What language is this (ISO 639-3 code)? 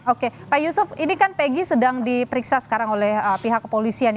ind